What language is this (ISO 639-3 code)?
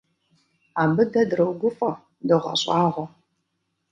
kbd